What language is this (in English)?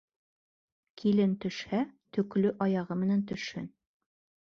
Bashkir